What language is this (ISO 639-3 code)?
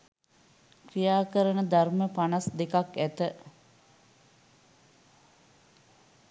sin